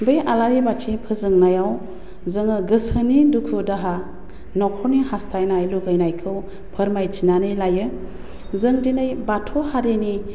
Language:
Bodo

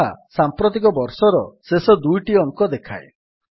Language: Odia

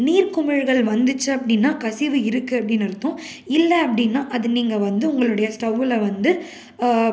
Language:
Tamil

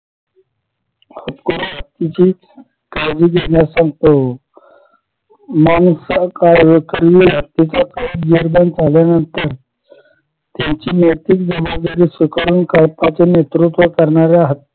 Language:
Marathi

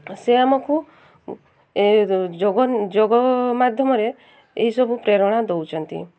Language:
Odia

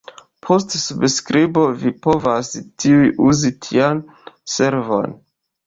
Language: Esperanto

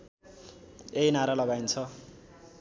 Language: Nepali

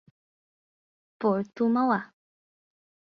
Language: Portuguese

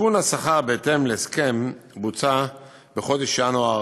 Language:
Hebrew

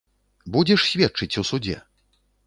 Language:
Belarusian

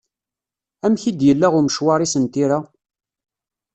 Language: Kabyle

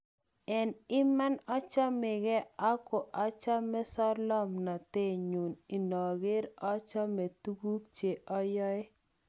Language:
Kalenjin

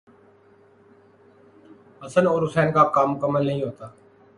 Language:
Urdu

